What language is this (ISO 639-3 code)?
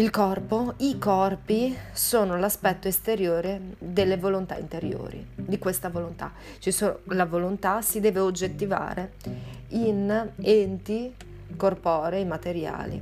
ita